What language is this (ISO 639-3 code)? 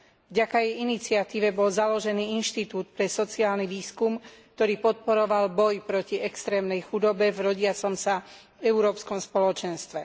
slk